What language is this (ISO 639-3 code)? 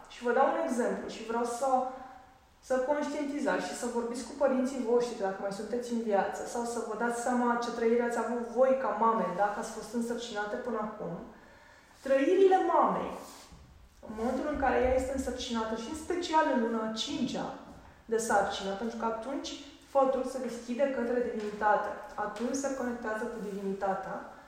ron